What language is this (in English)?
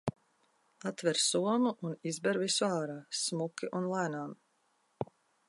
Latvian